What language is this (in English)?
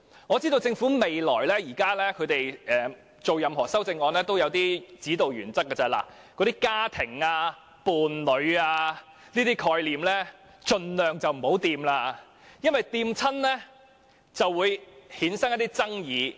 Cantonese